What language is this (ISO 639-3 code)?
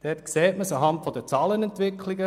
gsw